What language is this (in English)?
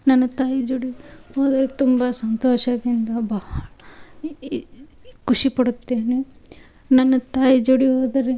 Kannada